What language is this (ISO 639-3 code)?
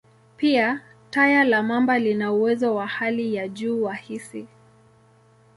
swa